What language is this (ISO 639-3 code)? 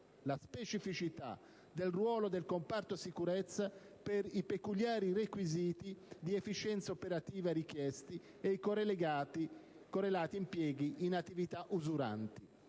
ita